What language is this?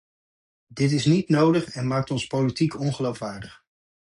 Dutch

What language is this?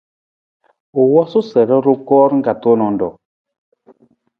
Nawdm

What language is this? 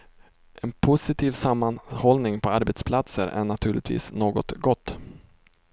Swedish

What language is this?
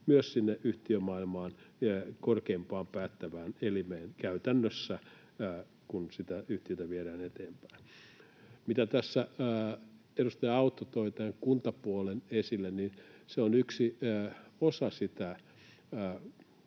Finnish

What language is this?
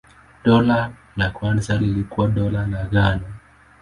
Swahili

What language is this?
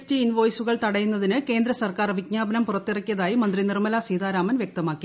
Malayalam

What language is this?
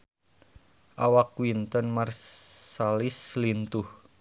Sundanese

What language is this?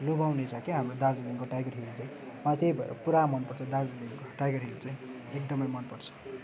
Nepali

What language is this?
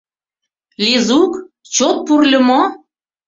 Mari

